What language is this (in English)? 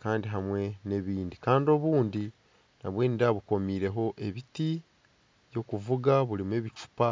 Nyankole